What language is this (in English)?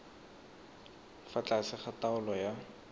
Tswana